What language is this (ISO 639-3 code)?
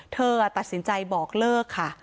tha